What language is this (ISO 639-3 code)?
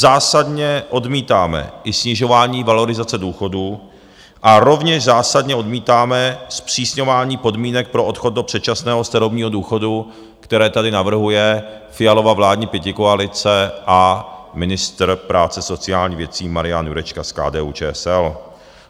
ces